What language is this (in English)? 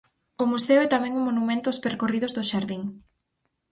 Galician